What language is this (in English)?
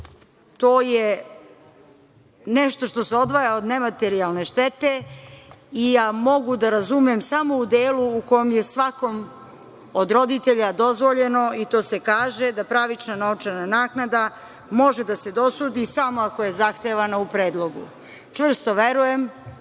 Serbian